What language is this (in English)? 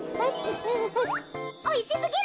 Japanese